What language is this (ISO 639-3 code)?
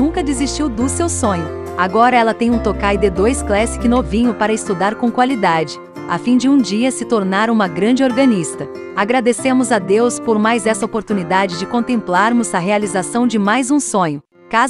por